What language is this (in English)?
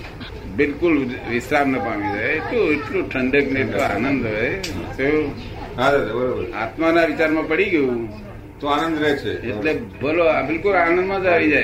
Gujarati